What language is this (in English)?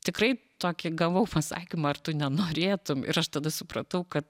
Lithuanian